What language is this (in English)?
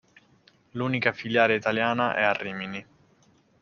Italian